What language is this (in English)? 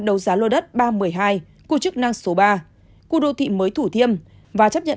Vietnamese